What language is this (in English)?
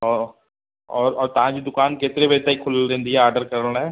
Sindhi